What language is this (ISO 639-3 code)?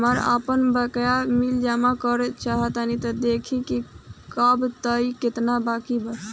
bho